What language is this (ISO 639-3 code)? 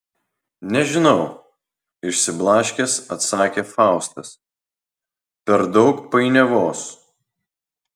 lit